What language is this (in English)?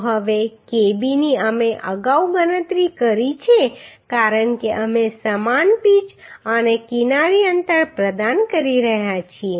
Gujarati